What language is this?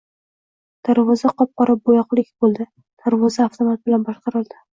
Uzbek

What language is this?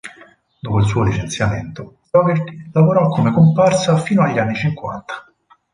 Italian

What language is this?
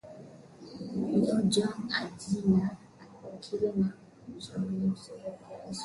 Swahili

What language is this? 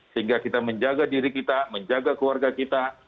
Indonesian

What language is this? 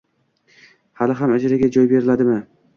Uzbek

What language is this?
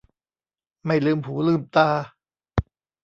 Thai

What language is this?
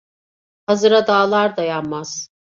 Turkish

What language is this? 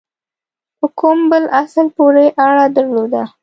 Pashto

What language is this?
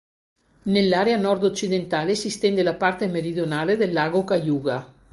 Italian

